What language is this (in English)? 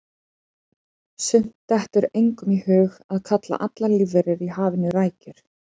Icelandic